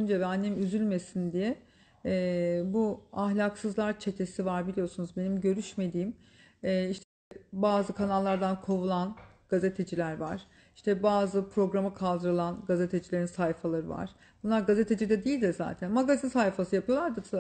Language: Turkish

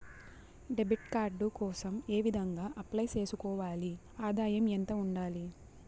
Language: Telugu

